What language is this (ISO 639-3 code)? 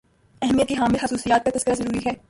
urd